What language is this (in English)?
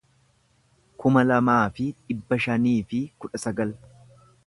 Oromo